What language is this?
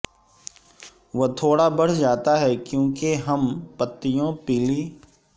Urdu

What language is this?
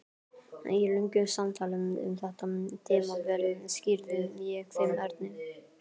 Icelandic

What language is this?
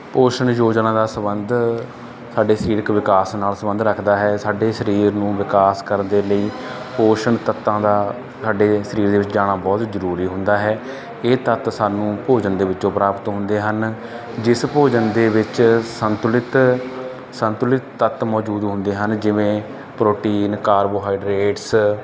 Punjabi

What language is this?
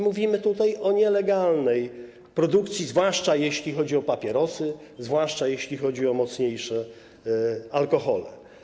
Polish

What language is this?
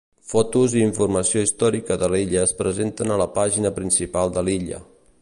Catalan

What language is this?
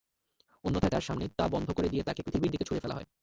Bangla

